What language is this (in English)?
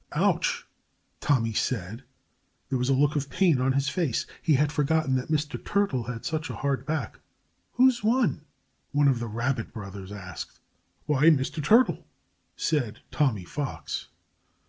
English